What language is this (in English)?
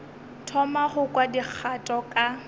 Northern Sotho